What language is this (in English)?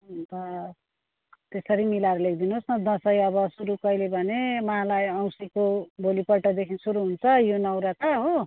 Nepali